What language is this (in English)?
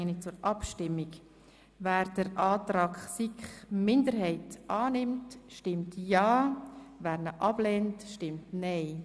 Swiss German